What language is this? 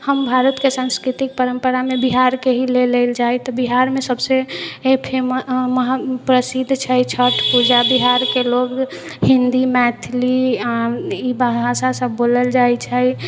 Maithili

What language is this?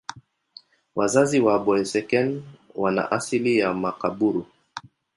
Swahili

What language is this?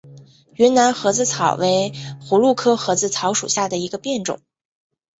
Chinese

